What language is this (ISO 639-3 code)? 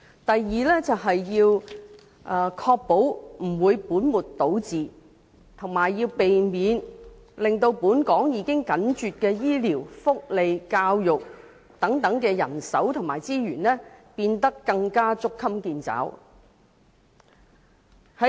yue